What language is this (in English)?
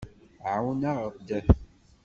Kabyle